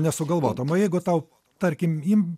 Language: Lithuanian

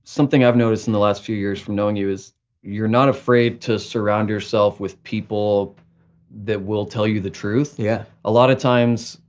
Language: English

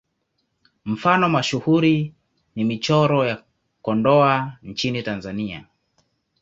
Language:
Swahili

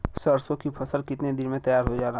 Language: Bhojpuri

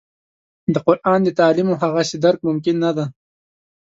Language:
Pashto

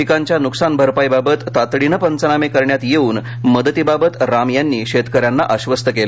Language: Marathi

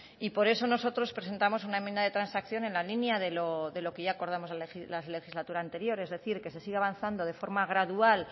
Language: Spanish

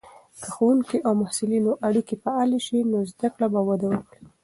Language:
Pashto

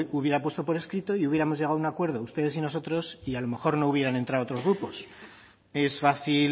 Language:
Spanish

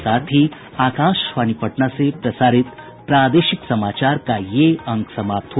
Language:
Hindi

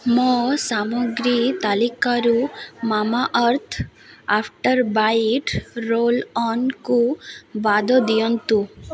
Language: Odia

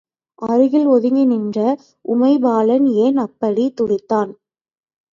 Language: Tamil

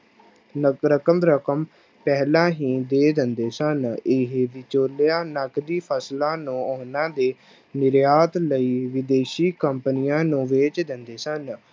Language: Punjabi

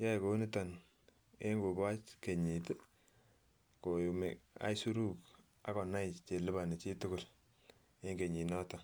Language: Kalenjin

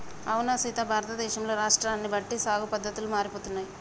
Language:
Telugu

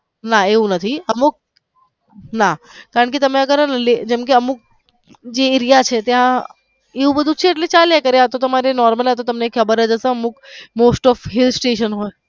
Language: Gujarati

